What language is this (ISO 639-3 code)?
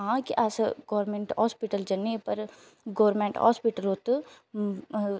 doi